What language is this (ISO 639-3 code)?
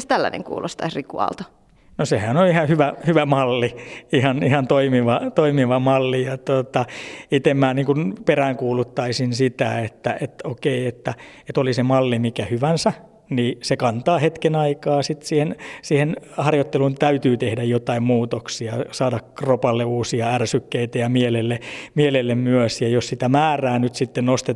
fin